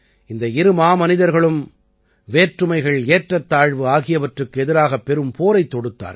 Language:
Tamil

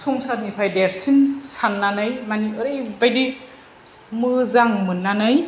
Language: Bodo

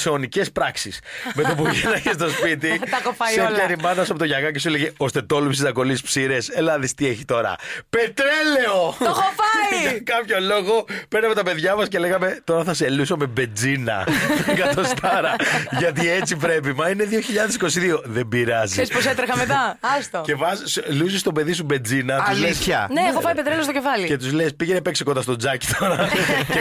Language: Greek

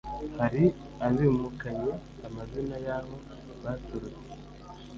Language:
Kinyarwanda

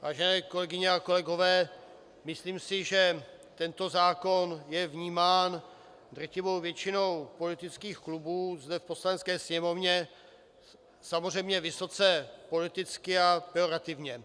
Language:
Czech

